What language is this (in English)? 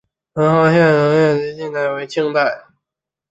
Chinese